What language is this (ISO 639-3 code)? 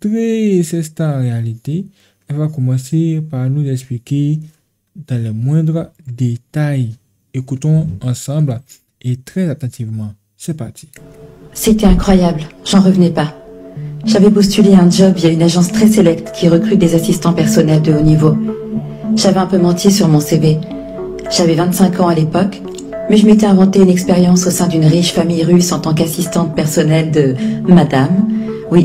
fra